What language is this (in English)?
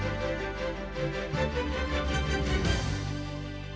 Ukrainian